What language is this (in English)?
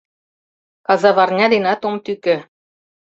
Mari